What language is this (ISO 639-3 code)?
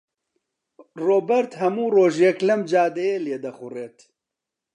ckb